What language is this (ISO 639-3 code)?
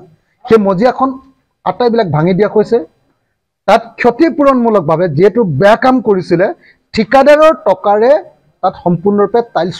ara